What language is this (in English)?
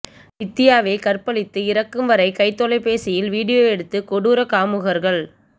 Tamil